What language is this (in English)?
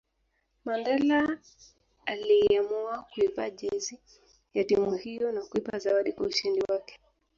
Swahili